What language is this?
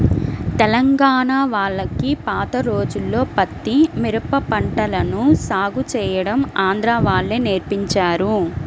Telugu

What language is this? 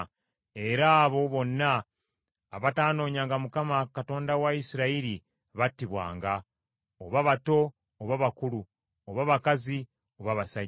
Ganda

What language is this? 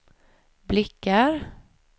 Swedish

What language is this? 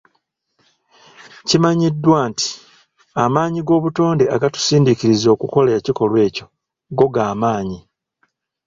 Ganda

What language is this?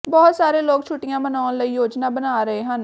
Punjabi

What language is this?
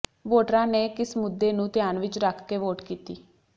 Punjabi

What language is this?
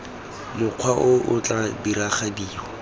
Tswana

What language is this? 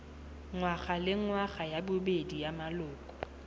Tswana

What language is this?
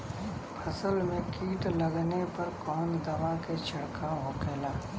Bhojpuri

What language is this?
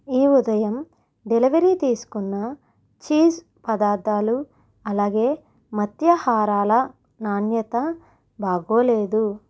Telugu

